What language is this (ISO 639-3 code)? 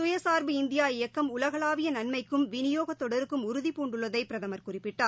tam